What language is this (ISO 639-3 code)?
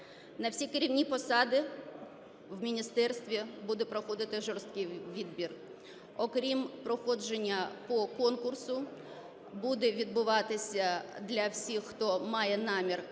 ukr